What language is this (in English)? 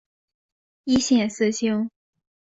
Chinese